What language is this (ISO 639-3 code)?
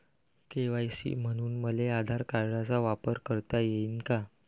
mar